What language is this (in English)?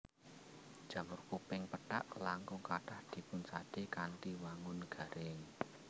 Javanese